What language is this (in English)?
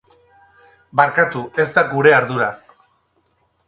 Basque